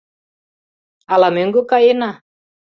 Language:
Mari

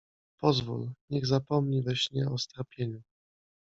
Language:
Polish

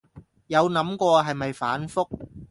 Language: Cantonese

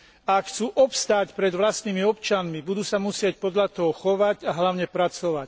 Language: Slovak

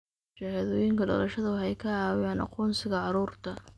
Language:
Somali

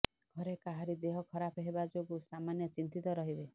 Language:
Odia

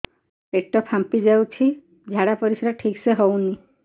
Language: Odia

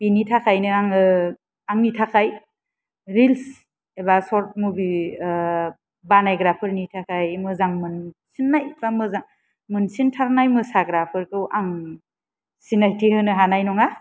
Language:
Bodo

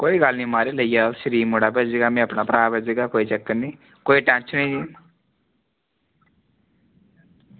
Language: Dogri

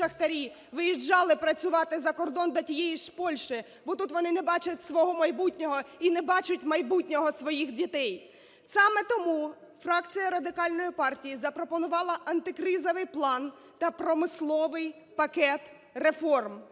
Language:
Ukrainian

